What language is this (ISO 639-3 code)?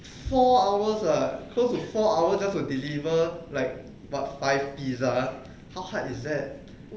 eng